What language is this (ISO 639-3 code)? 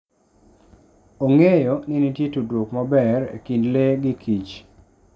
luo